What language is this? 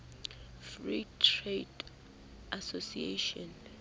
Southern Sotho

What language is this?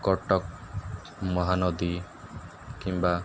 Odia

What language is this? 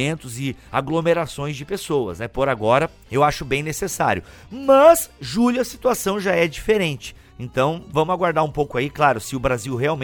Portuguese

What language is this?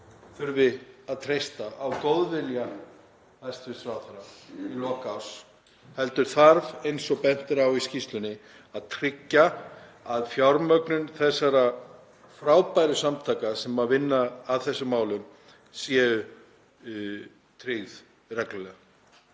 Icelandic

